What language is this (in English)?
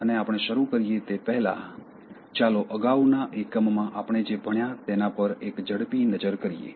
Gujarati